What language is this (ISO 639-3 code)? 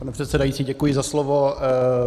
ces